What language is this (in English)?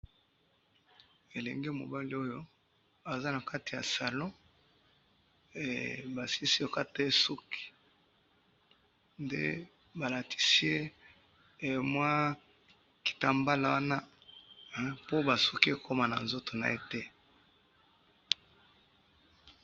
Lingala